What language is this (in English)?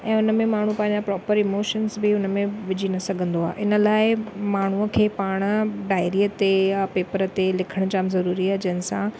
Sindhi